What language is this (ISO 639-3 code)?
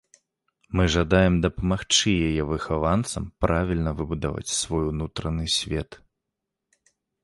bel